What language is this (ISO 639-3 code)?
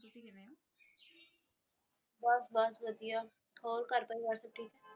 pan